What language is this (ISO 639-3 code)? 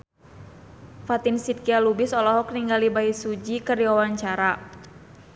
sun